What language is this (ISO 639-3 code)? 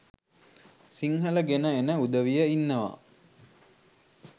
sin